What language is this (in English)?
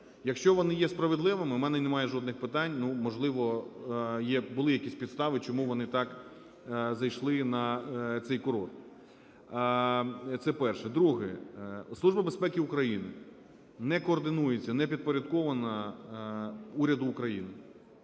Ukrainian